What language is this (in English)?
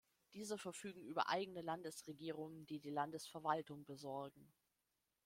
German